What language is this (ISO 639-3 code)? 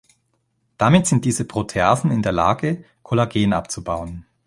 deu